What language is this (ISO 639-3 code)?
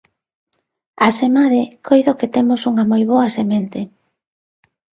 glg